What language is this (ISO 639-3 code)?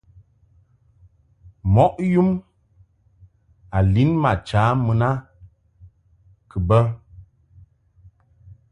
mhk